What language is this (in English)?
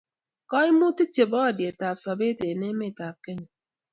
Kalenjin